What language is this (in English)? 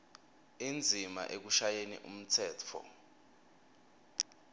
Swati